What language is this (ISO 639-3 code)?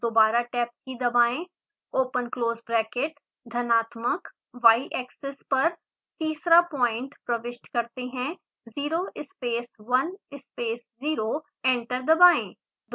hin